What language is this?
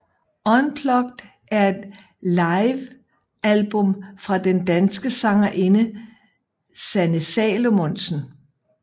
Danish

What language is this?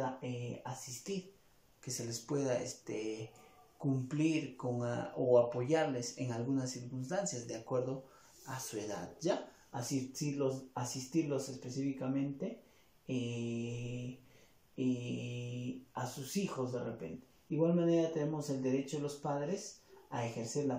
Spanish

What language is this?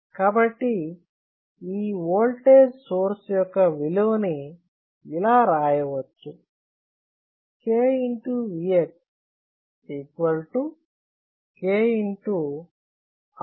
Telugu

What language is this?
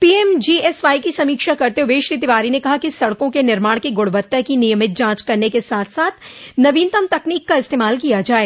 Hindi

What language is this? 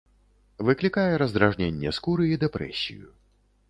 Belarusian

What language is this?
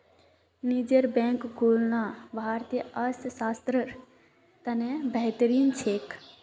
Magahi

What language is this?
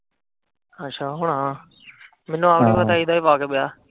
Punjabi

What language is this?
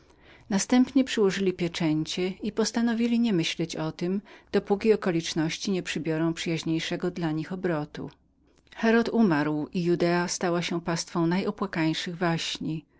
Polish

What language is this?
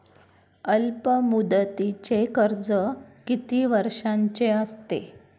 Marathi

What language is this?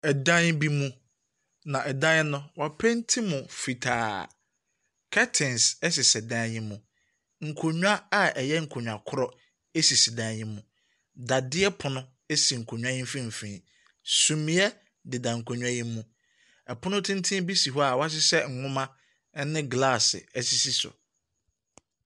Akan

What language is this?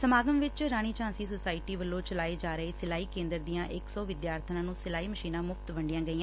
Punjabi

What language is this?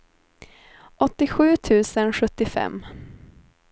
Swedish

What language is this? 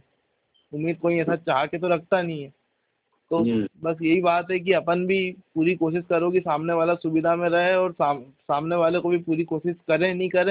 Hindi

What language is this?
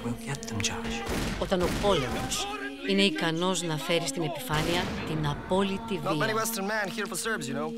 Greek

